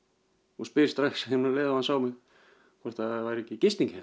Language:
Icelandic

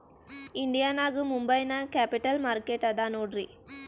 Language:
Kannada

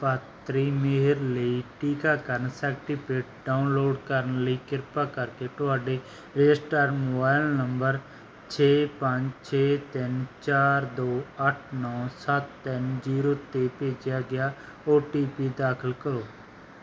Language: Punjabi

